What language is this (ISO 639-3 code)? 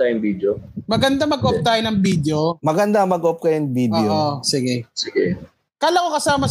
fil